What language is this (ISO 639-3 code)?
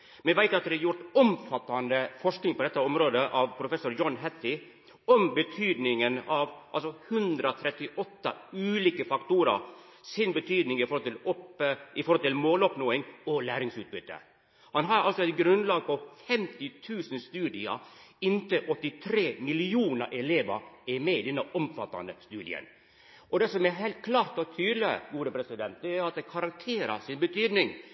nno